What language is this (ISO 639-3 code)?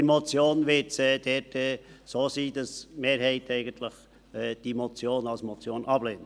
gsw